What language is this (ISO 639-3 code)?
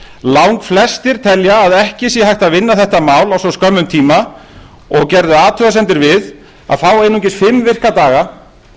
isl